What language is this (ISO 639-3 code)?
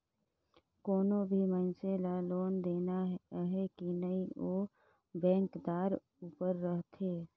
hne